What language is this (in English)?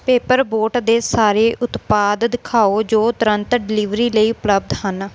Punjabi